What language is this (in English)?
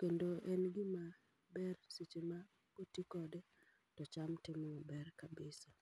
Luo (Kenya and Tanzania)